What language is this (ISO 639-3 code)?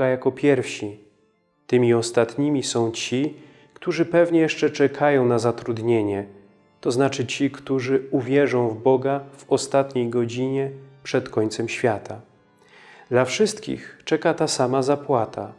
pol